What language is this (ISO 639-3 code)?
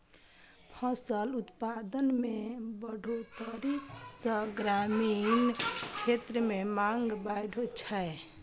mai